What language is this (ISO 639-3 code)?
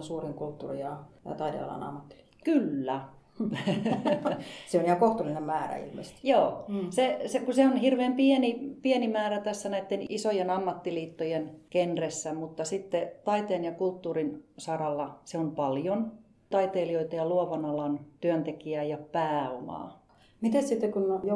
fin